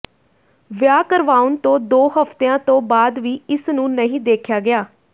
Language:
Punjabi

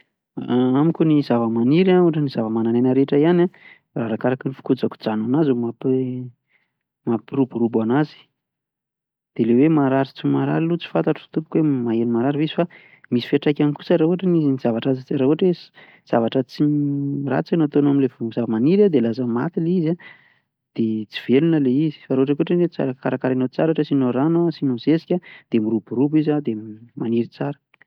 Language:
Malagasy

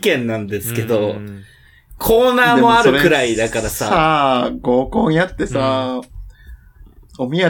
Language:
Japanese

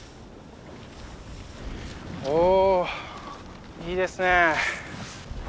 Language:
Japanese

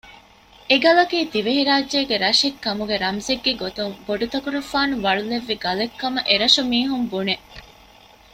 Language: Divehi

